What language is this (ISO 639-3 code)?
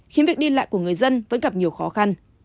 vie